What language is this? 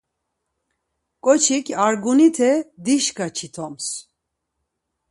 Laz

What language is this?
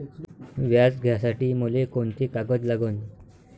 Marathi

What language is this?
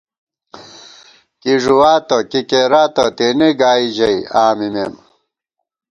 Gawar-Bati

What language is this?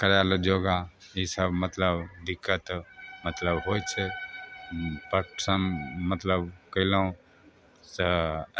Maithili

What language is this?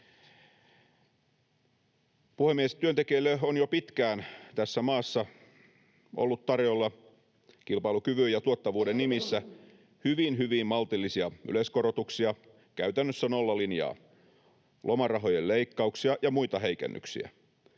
Finnish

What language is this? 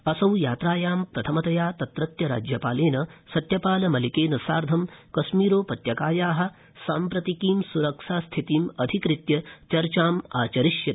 Sanskrit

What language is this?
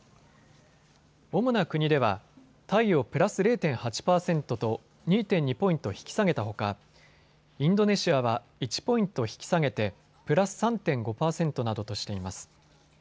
Japanese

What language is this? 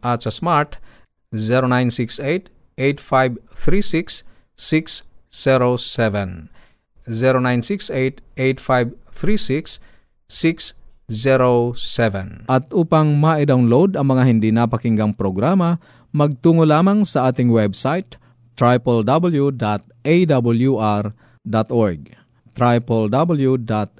Filipino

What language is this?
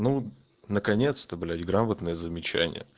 Russian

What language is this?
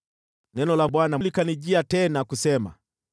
Swahili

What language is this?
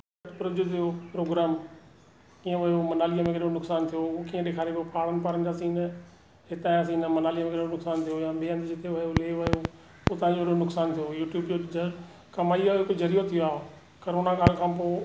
Sindhi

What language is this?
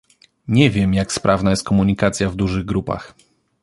Polish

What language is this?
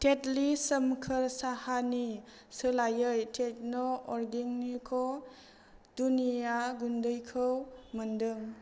Bodo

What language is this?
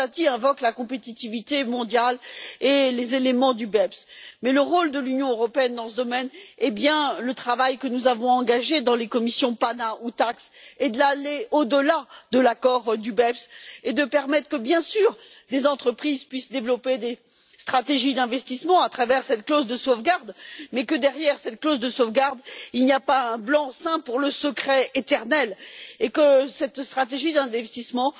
French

